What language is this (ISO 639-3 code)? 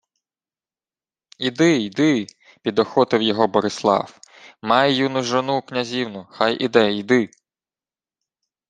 ukr